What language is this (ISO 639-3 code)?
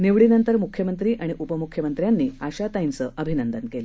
mar